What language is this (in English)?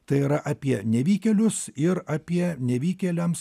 Lithuanian